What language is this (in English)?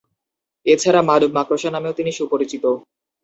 Bangla